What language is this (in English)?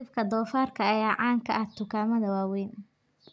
Somali